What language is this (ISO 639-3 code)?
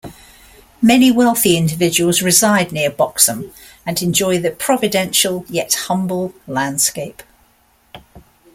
eng